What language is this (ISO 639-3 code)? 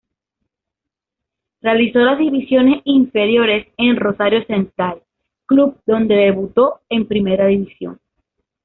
spa